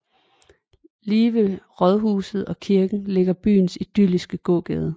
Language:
Danish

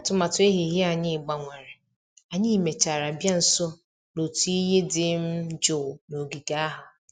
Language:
Igbo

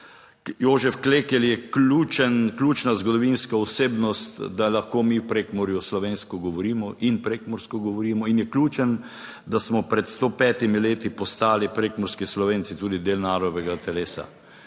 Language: Slovenian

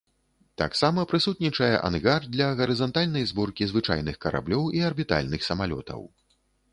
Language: Belarusian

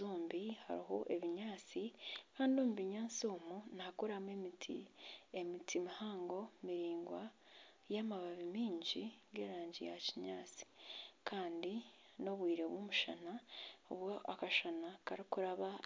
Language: Nyankole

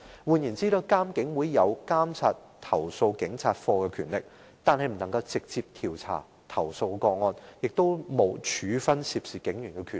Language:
Cantonese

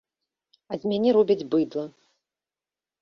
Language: Belarusian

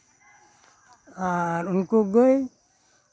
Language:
Santali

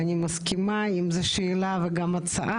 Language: Hebrew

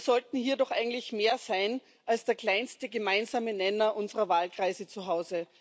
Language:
German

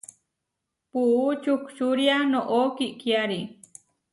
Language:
Huarijio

